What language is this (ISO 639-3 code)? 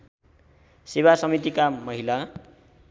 nep